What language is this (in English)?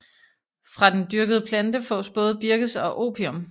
Danish